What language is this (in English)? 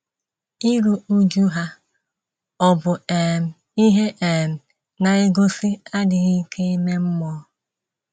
Igbo